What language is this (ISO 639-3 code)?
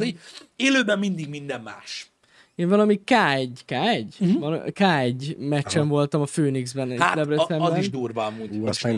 hun